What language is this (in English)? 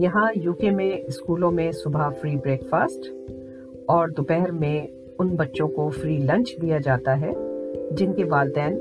Urdu